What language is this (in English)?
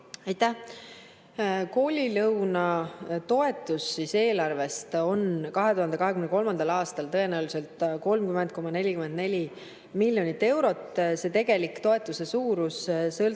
Estonian